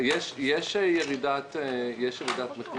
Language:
Hebrew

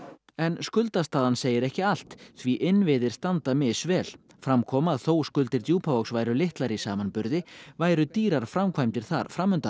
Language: Icelandic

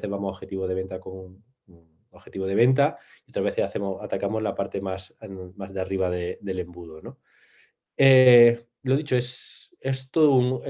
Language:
Spanish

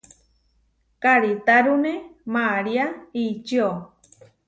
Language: Huarijio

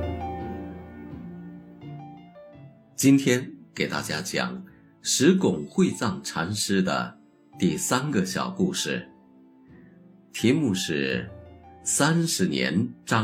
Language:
Chinese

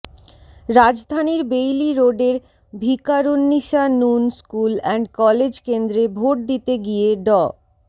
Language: Bangla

